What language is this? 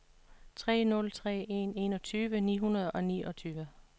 Danish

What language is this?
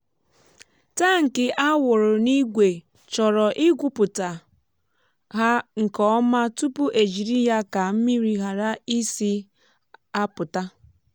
Igbo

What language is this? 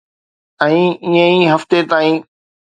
Sindhi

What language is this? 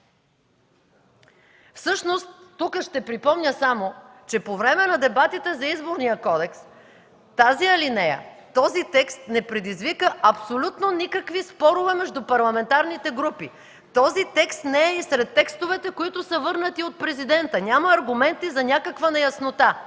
Bulgarian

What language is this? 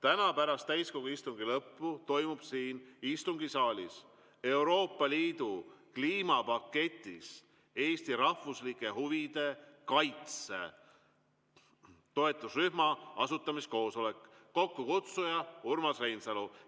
Estonian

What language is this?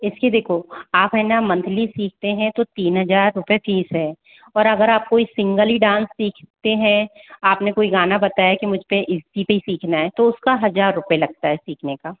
Hindi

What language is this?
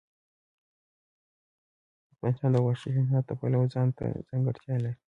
Pashto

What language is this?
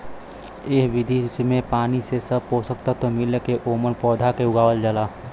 Bhojpuri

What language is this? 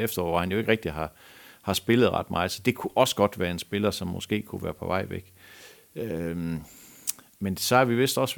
Danish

